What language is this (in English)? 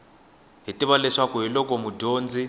Tsonga